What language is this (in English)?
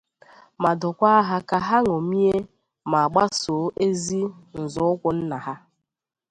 Igbo